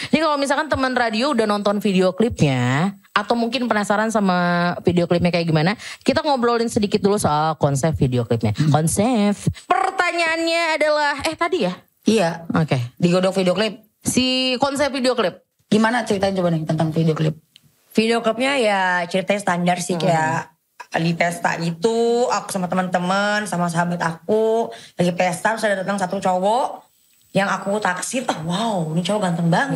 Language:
Indonesian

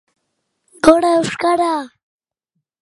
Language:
Basque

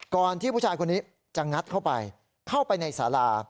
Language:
Thai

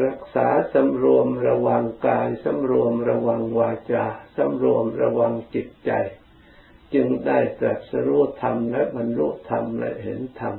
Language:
Thai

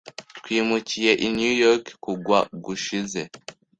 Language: Kinyarwanda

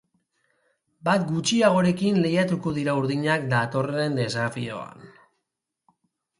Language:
Basque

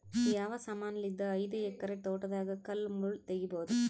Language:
Kannada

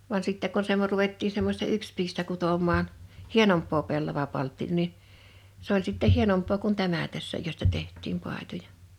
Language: Finnish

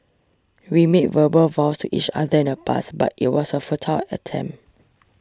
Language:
English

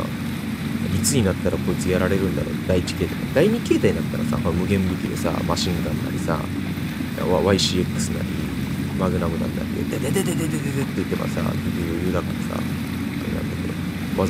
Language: Japanese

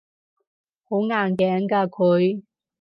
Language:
Cantonese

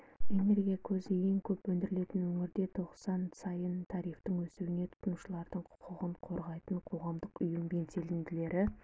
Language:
Kazakh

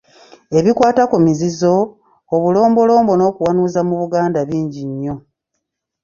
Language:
Ganda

